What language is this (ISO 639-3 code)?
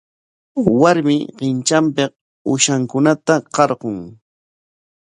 qwa